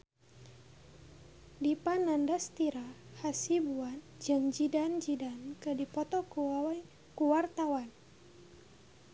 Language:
Sundanese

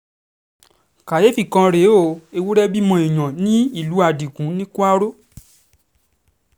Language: Yoruba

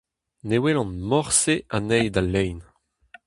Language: Breton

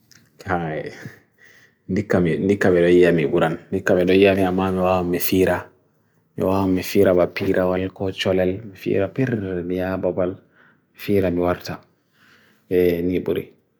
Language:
Bagirmi Fulfulde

